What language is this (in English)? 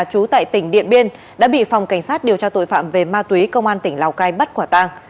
Vietnamese